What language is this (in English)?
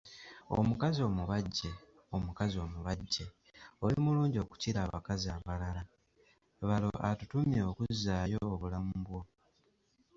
Ganda